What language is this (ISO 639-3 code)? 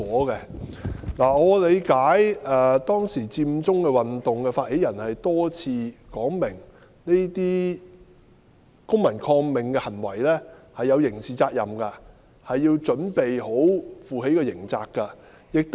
yue